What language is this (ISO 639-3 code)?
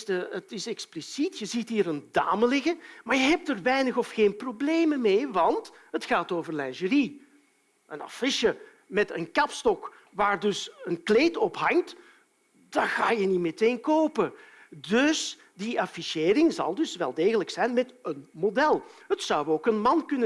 nld